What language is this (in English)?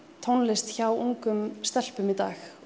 Icelandic